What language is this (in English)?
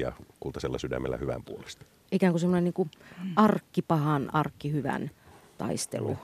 Finnish